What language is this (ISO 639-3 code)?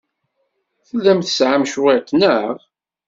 kab